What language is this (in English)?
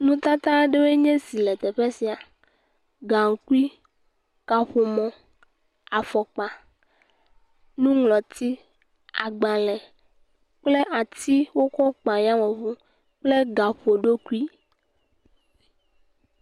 Ewe